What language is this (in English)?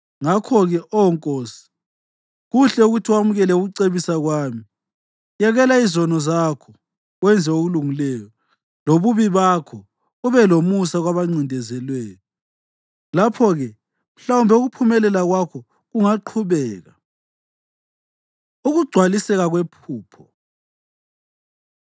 North Ndebele